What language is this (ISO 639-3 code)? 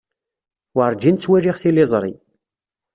kab